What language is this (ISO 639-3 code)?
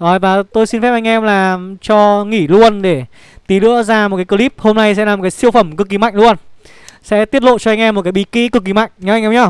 vie